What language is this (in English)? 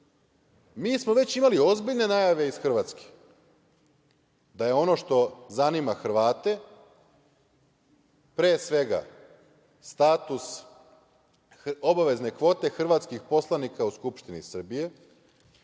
Serbian